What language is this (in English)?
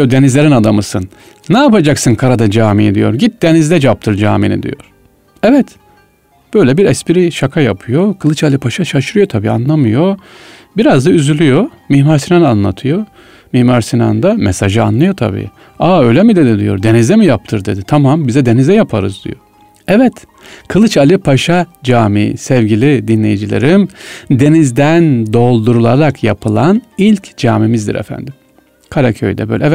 Turkish